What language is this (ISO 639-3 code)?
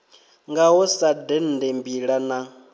ven